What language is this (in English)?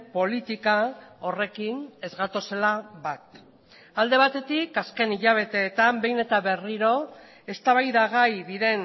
Basque